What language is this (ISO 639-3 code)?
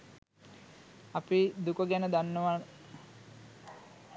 sin